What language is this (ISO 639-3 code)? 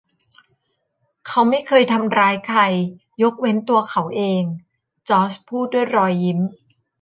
tha